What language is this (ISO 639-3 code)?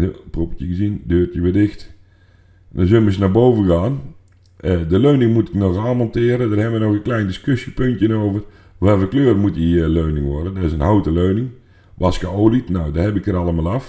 nld